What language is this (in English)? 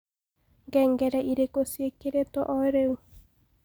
Kikuyu